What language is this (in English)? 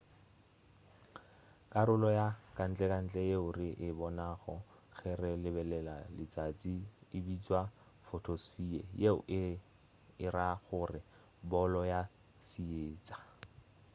Northern Sotho